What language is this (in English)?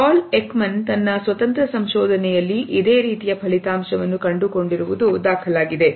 Kannada